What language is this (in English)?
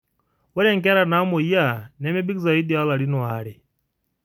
Masai